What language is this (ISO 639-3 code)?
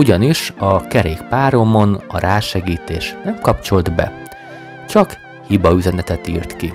hun